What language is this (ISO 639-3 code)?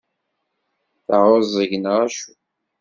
kab